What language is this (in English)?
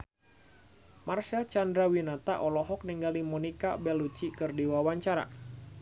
Sundanese